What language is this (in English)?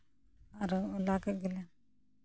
Santali